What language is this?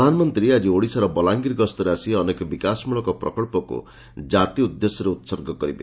Odia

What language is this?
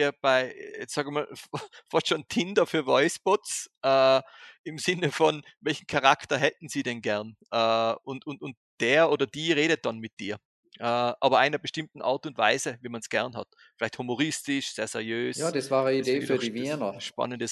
German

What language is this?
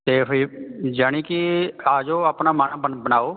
Punjabi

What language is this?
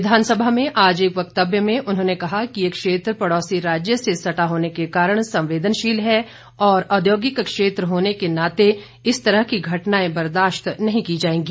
Hindi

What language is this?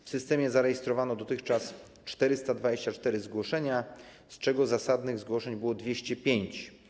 Polish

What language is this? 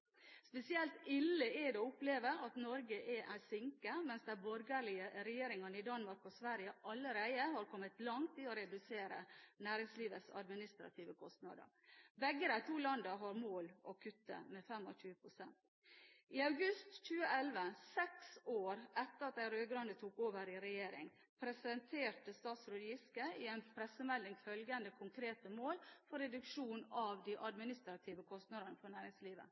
Norwegian Bokmål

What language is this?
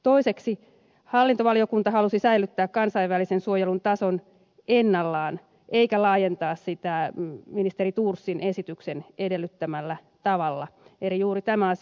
Finnish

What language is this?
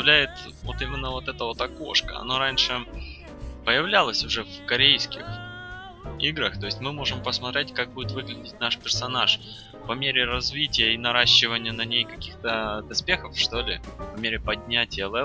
Russian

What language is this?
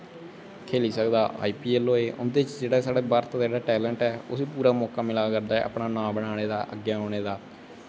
Dogri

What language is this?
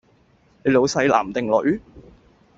Cantonese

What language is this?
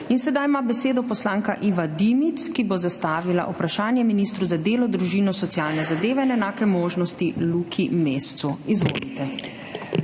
Slovenian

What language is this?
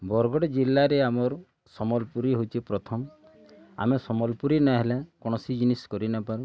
Odia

